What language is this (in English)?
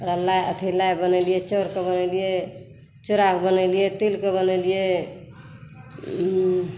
Maithili